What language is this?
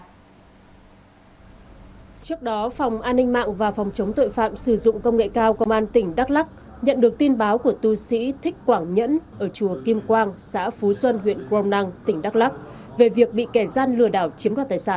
Vietnamese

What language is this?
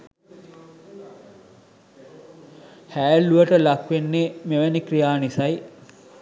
Sinhala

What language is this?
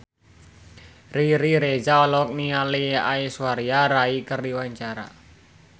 Sundanese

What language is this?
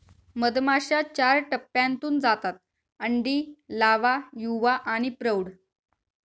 Marathi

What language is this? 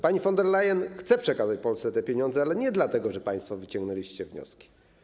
Polish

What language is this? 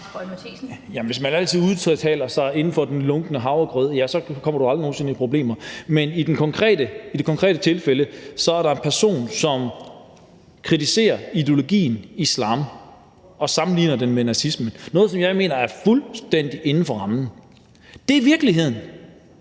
Danish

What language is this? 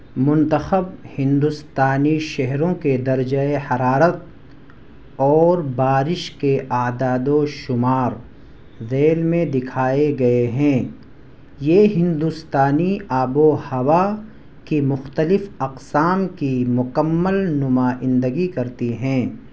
Urdu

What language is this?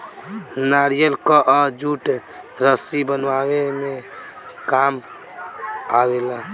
Bhojpuri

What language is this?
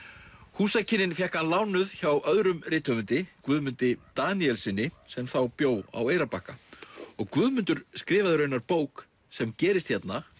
Icelandic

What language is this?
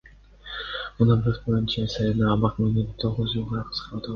Kyrgyz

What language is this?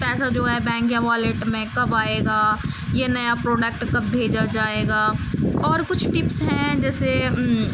Urdu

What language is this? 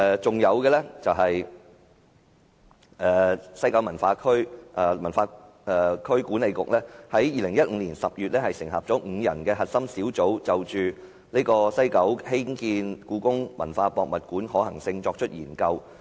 Cantonese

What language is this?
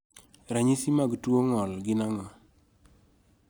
Luo (Kenya and Tanzania)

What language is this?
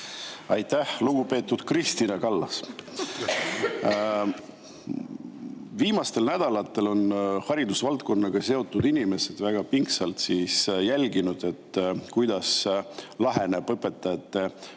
Estonian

